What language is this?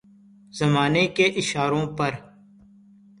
Urdu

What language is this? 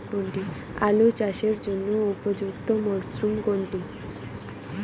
Bangla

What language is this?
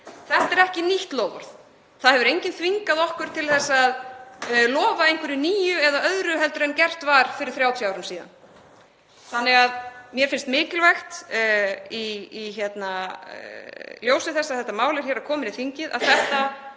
Icelandic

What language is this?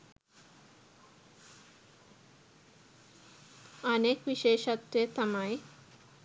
Sinhala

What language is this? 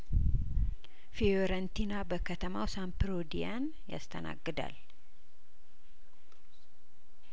Amharic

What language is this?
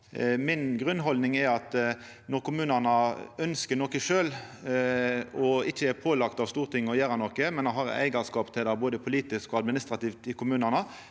Norwegian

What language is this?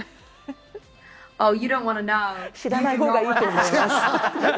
Japanese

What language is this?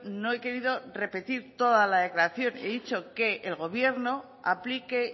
Spanish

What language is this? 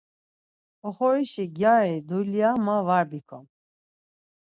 Laz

